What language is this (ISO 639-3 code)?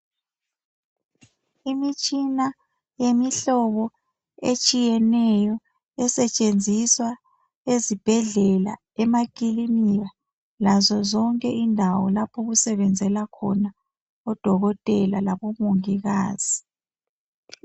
nde